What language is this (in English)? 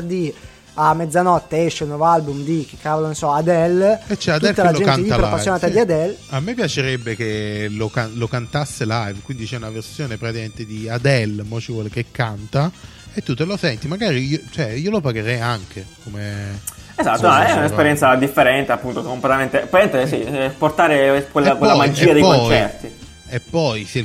Italian